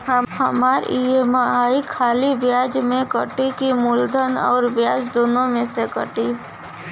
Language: Bhojpuri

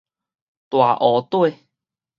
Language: Min Nan Chinese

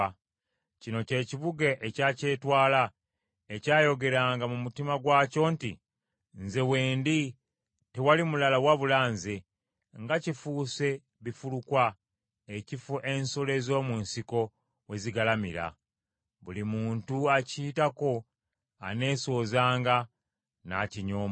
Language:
Ganda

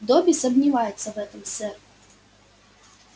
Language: Russian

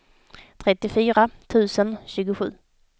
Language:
Swedish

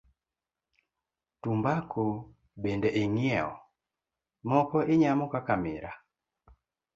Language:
Luo (Kenya and Tanzania)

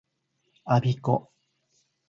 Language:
Japanese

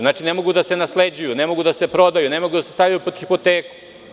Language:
Serbian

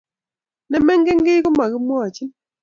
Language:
Kalenjin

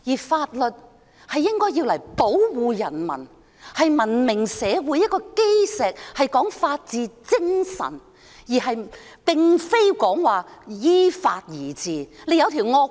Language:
Cantonese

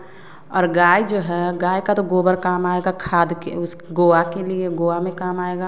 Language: Hindi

